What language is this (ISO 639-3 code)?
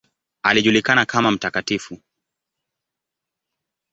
swa